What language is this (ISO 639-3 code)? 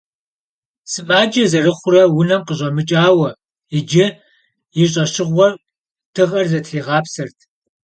kbd